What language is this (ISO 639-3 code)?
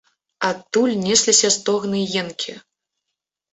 bel